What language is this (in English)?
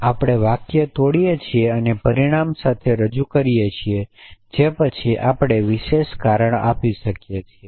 Gujarati